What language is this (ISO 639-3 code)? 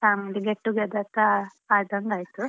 kan